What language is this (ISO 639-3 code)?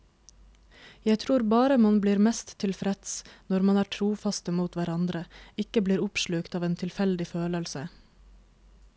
nor